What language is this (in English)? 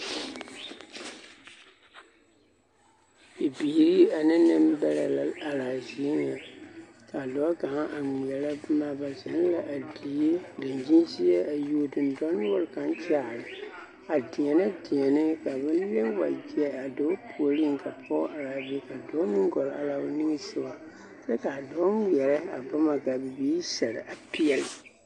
Southern Dagaare